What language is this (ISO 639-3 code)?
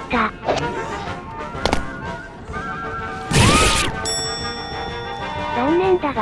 jpn